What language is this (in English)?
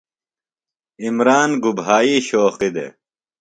Phalura